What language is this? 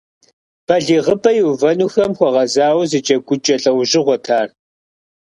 Kabardian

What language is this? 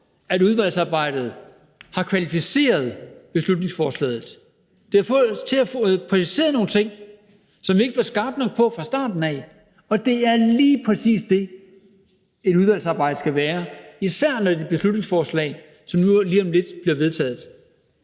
Danish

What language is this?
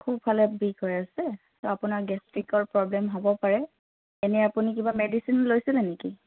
Assamese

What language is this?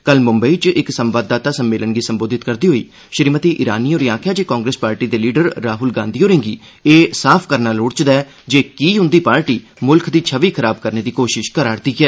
Dogri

